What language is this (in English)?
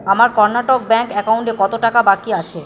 Bangla